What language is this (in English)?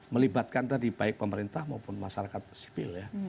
Indonesian